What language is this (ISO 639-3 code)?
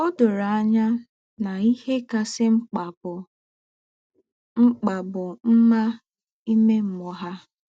ibo